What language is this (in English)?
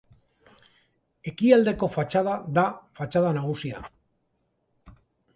Basque